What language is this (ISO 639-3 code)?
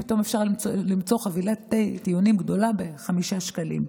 heb